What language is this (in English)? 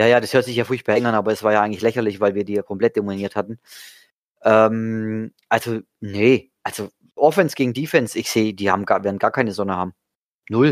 German